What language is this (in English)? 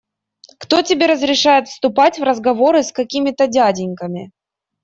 Russian